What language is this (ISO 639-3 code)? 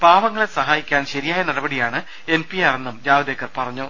mal